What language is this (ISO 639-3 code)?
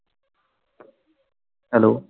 pan